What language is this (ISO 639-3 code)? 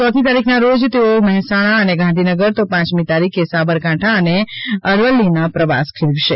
guj